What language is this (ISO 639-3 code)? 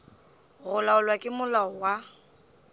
nso